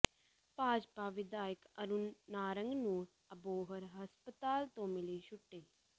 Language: Punjabi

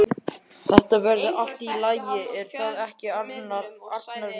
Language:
Icelandic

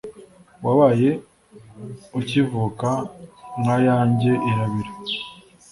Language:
Kinyarwanda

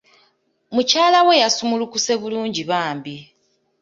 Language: Ganda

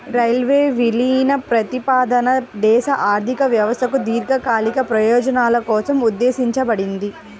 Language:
Telugu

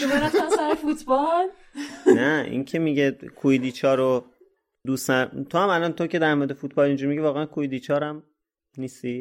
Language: Persian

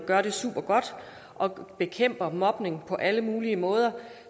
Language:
Danish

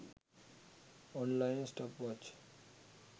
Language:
Sinhala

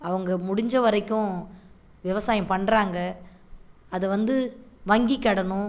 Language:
Tamil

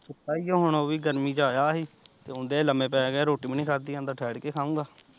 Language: Punjabi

